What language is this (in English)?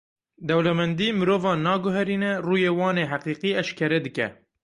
Kurdish